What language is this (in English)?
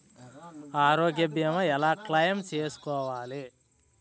Telugu